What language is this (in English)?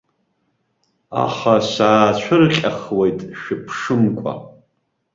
Abkhazian